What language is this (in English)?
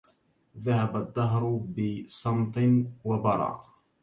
Arabic